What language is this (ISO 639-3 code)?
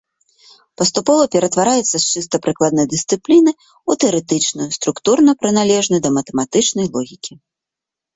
bel